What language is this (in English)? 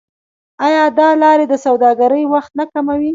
Pashto